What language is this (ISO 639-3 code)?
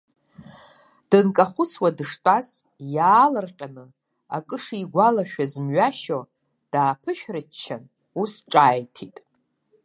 abk